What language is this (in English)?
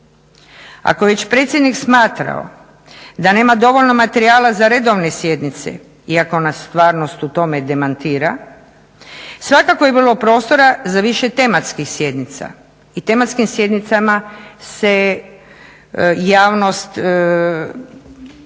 Croatian